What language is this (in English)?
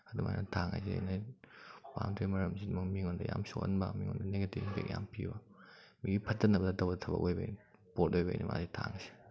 Manipuri